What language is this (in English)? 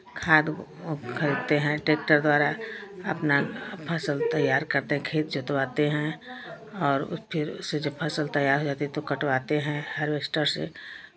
Hindi